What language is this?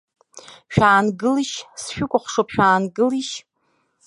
Abkhazian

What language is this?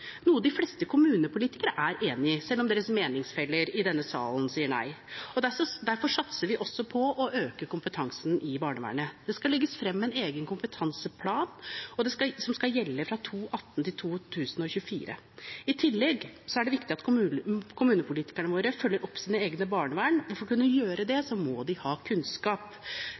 Norwegian Bokmål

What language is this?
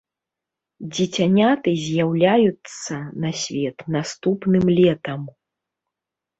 Belarusian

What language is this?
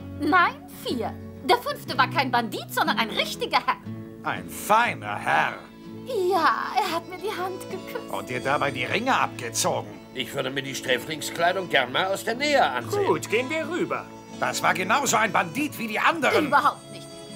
German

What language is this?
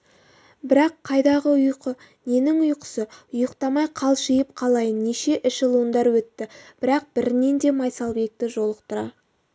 Kazakh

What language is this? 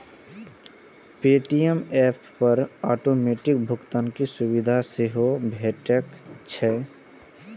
Maithili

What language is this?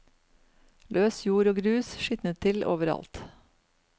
Norwegian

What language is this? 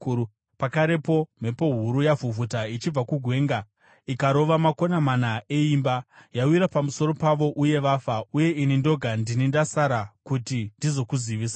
Shona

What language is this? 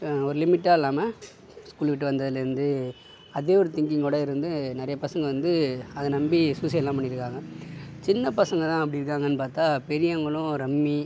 Tamil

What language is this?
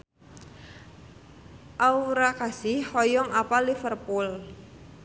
Sundanese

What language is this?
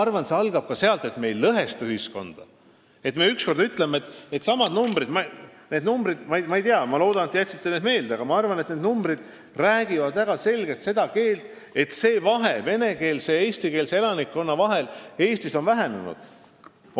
Estonian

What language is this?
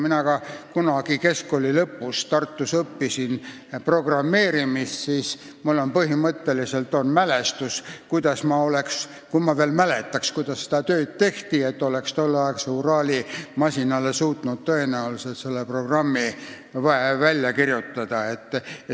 Estonian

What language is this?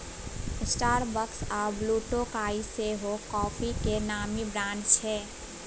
Maithili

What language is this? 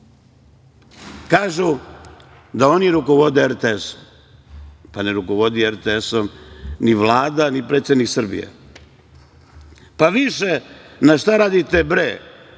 Serbian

